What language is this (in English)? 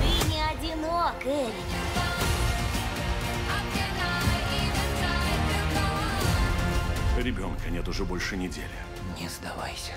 Russian